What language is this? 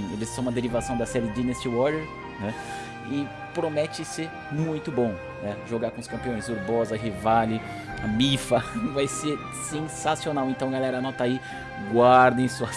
Portuguese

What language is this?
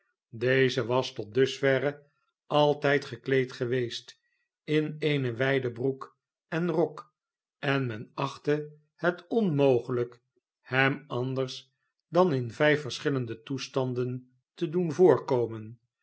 Dutch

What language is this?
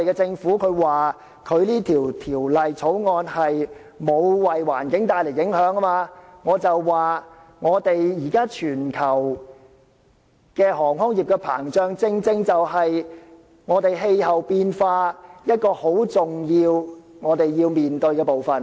Cantonese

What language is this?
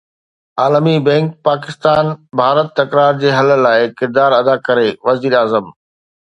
Sindhi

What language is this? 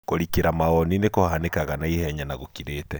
Kikuyu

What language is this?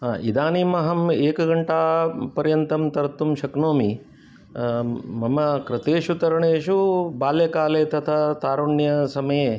Sanskrit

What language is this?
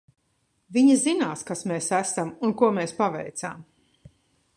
Latvian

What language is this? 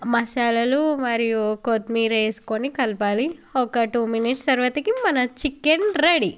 Telugu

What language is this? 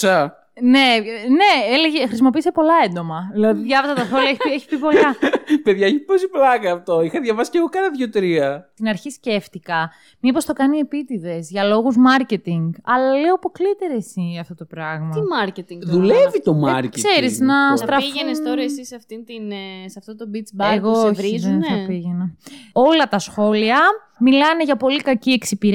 Greek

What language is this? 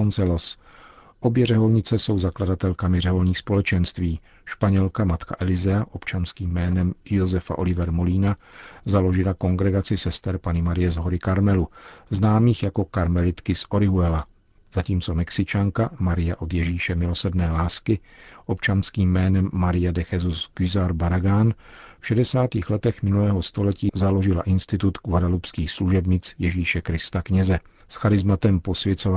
Czech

